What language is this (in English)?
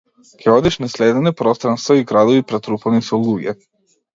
Macedonian